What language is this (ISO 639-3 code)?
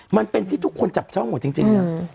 tha